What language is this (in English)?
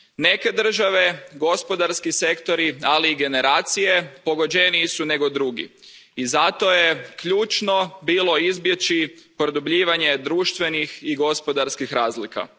Croatian